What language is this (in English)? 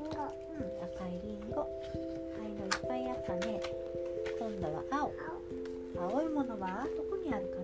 Japanese